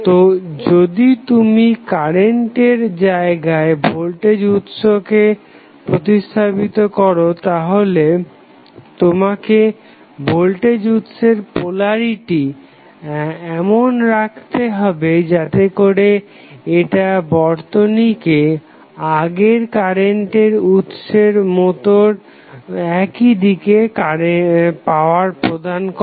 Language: Bangla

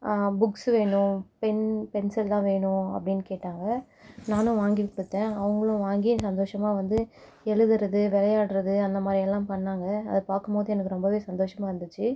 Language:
Tamil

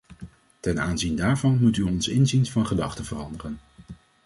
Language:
Dutch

